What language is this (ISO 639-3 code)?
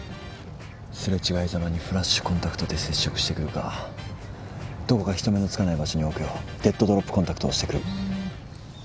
jpn